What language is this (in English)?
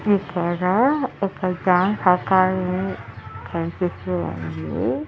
Telugu